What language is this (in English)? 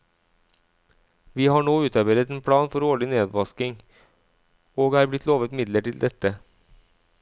Norwegian